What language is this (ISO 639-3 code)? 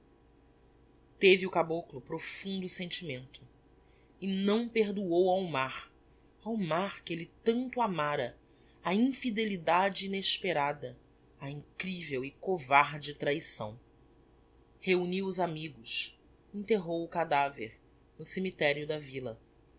por